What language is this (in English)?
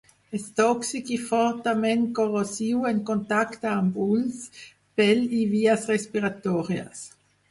Catalan